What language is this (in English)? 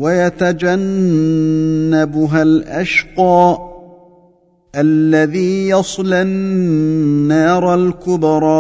Arabic